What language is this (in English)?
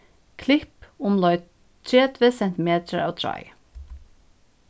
Faroese